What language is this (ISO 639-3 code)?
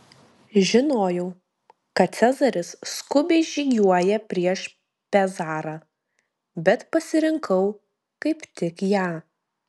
lit